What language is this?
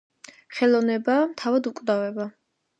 Georgian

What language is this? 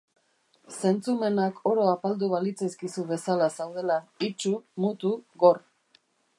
Basque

